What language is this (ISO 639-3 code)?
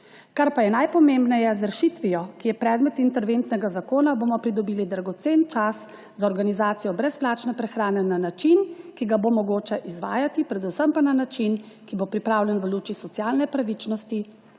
slv